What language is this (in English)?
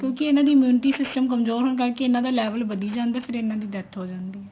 Punjabi